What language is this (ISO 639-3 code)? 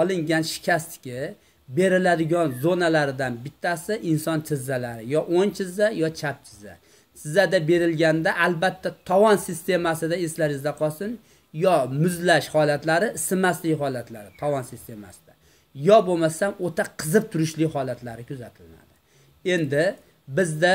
tur